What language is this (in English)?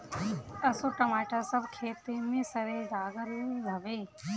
Bhojpuri